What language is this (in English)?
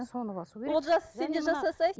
Kazakh